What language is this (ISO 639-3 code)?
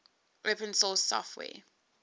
eng